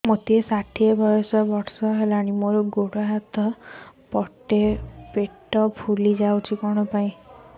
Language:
Odia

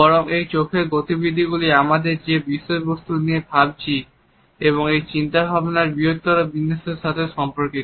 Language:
Bangla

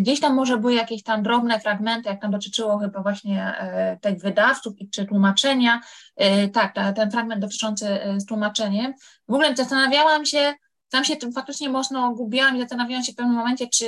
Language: Polish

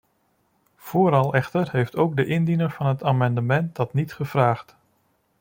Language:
Dutch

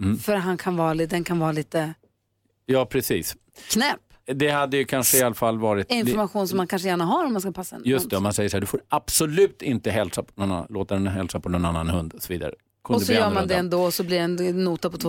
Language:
Swedish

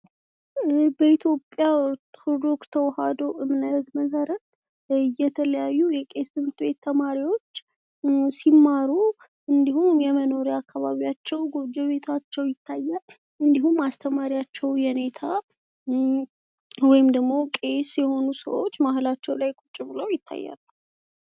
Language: Amharic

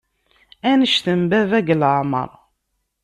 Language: Kabyle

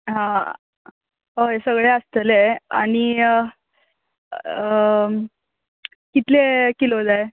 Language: Konkani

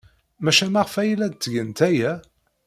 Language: Kabyle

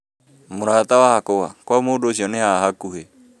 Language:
Kikuyu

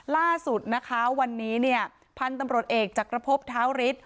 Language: Thai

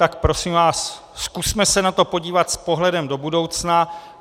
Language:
Czech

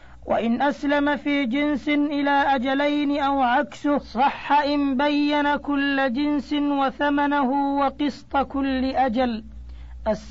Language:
Arabic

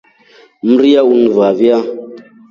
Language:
Rombo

